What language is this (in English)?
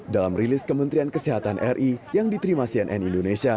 Indonesian